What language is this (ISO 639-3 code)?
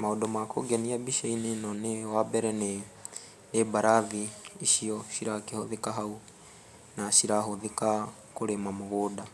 kik